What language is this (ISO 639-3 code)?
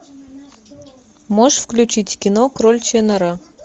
rus